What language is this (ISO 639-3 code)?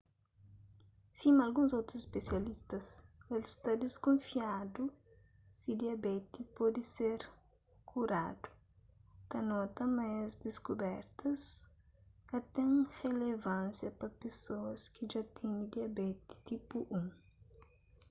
kea